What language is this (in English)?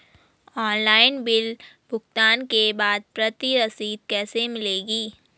Hindi